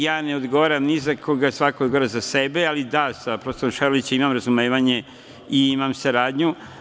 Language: Serbian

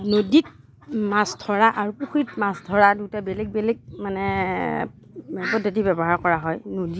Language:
Assamese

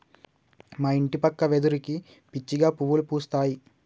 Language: Telugu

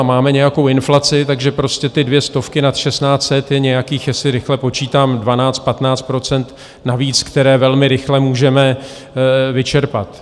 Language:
Czech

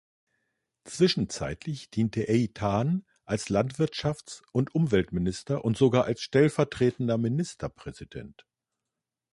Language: German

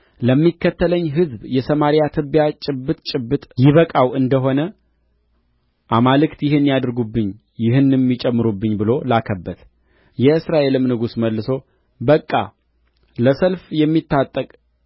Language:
Amharic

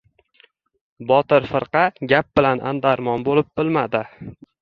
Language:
Uzbek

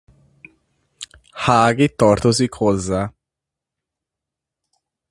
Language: Hungarian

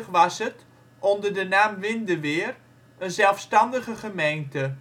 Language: Dutch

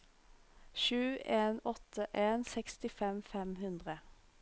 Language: Norwegian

